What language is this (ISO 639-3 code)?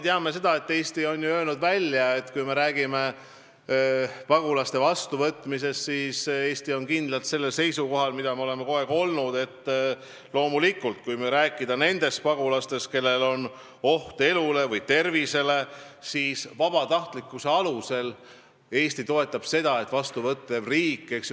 est